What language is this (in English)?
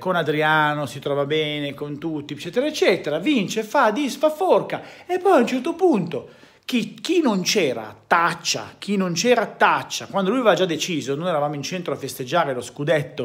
Italian